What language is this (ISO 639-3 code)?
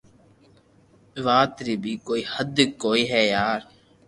lrk